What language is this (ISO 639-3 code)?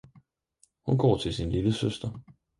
dan